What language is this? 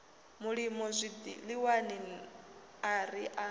Venda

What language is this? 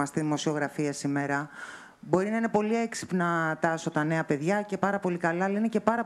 Greek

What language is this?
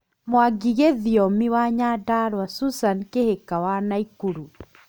Kikuyu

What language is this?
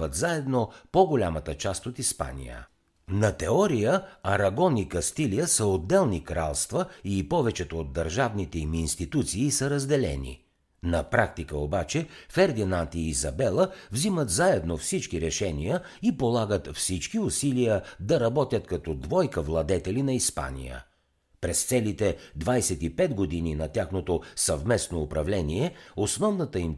Bulgarian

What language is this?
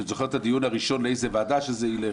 Hebrew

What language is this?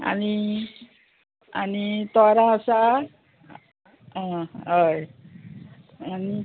Konkani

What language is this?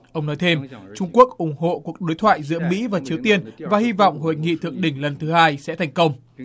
Vietnamese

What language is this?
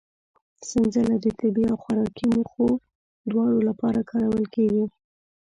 Pashto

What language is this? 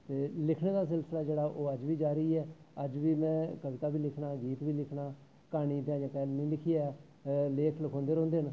Dogri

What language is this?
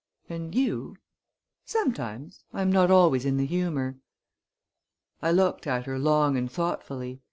English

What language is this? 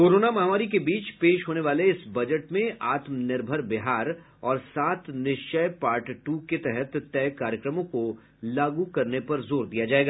Hindi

